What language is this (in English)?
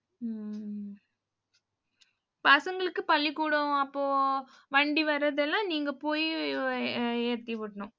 Tamil